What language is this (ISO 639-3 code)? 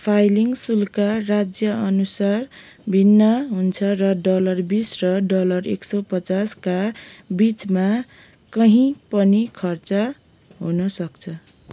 nep